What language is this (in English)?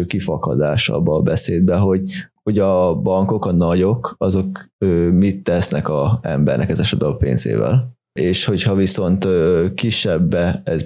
Hungarian